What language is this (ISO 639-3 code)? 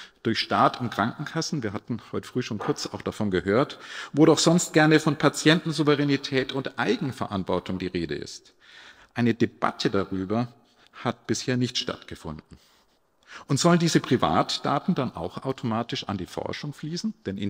deu